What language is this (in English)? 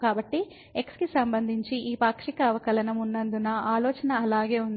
Telugu